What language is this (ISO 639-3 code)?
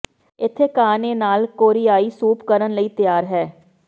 pan